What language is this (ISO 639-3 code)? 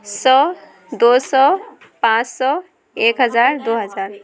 urd